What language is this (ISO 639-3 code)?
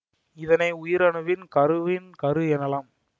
tam